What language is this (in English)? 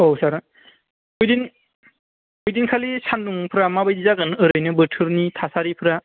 Bodo